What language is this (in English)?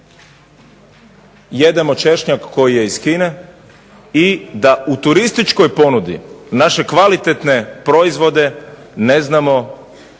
Croatian